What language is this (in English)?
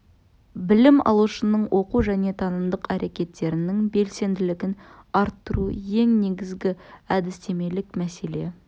Kazakh